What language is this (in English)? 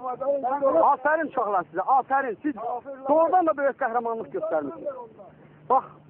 Turkish